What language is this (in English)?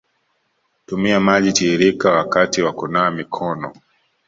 Swahili